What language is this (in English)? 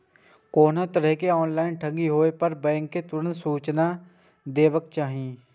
Maithili